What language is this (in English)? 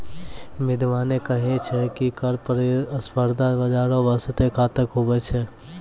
Maithili